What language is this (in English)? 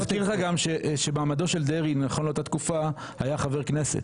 Hebrew